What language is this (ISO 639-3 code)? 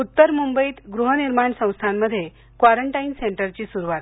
mar